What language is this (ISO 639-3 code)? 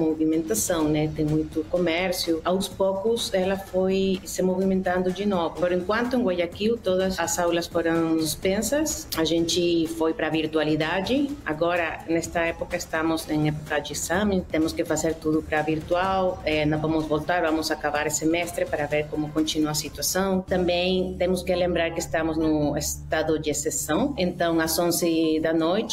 por